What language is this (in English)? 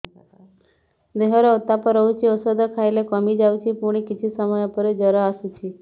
Odia